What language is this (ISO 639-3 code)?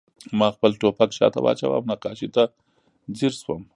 pus